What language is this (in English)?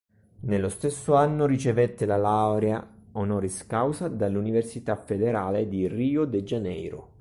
Italian